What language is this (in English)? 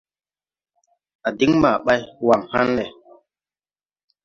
Tupuri